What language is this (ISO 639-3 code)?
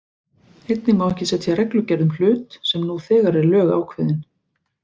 isl